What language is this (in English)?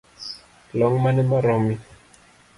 Luo (Kenya and Tanzania)